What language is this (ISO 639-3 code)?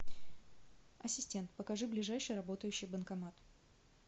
rus